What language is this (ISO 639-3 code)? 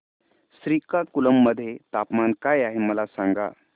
mar